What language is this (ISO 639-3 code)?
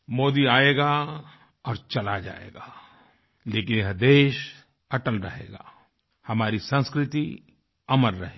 hin